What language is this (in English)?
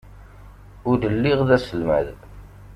Kabyle